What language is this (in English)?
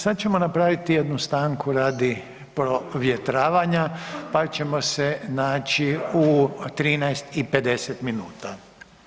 Croatian